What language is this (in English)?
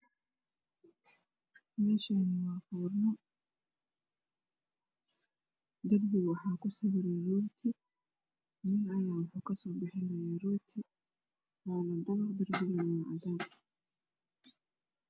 Somali